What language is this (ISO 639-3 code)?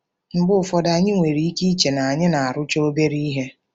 ibo